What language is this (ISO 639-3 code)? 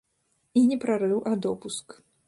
bel